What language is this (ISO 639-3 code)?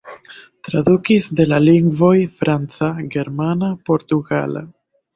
epo